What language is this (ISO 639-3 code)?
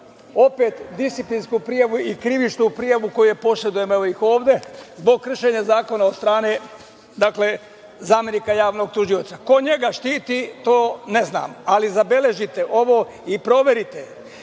srp